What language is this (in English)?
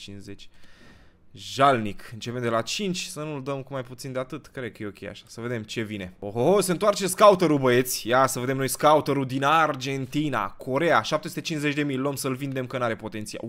Romanian